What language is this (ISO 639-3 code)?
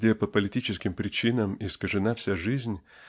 rus